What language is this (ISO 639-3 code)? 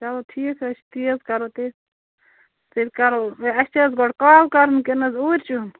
kas